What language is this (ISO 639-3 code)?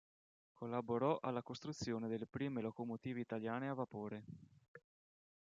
ita